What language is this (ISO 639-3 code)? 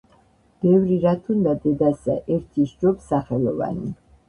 kat